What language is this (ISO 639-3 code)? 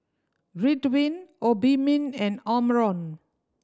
eng